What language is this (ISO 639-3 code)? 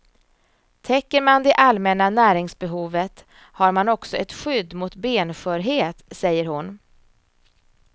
swe